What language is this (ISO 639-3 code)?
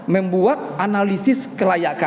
ind